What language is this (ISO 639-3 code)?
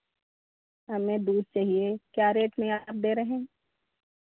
hin